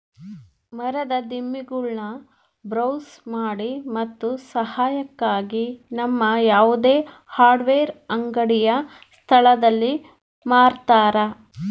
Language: Kannada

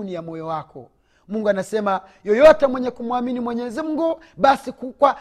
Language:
Swahili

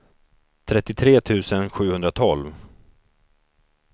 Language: Swedish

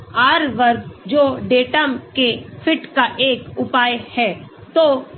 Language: Hindi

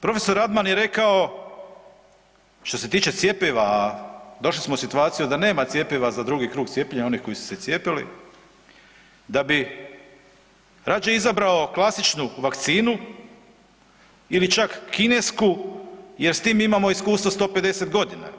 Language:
Croatian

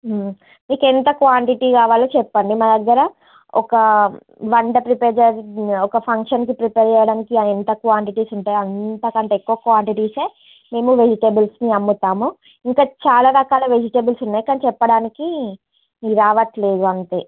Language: Telugu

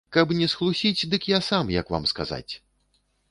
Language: Belarusian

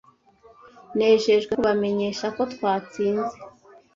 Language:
Kinyarwanda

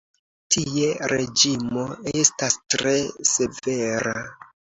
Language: Esperanto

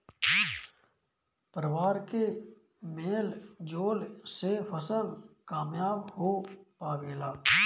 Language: Bhojpuri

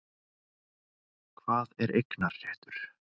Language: Icelandic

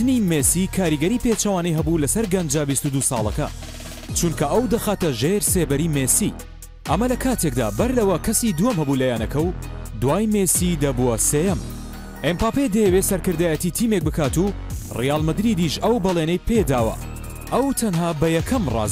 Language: Turkish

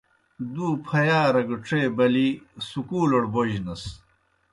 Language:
Kohistani Shina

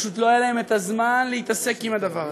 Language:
Hebrew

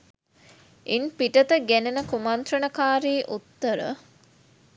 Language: Sinhala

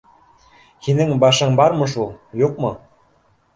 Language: Bashkir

